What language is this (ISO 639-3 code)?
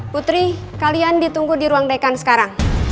ind